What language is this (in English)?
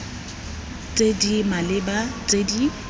Tswana